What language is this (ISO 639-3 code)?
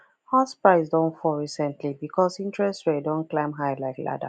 pcm